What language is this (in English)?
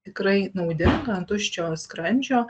Lithuanian